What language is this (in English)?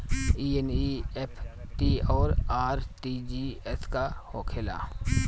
Bhojpuri